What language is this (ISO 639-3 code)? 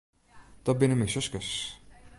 fry